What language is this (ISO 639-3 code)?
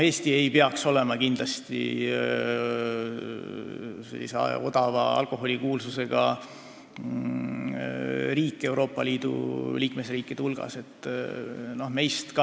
est